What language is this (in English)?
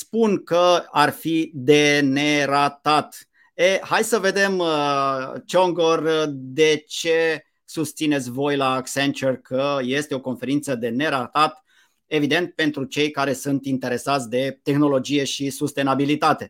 Romanian